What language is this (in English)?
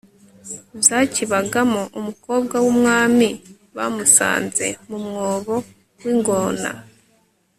Kinyarwanda